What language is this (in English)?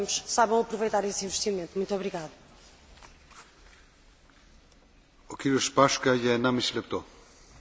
Slovak